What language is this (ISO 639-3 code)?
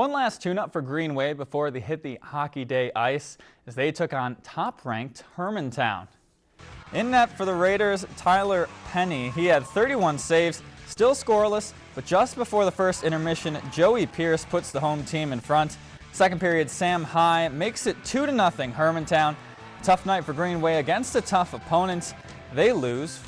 eng